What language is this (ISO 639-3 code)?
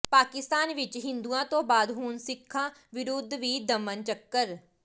pan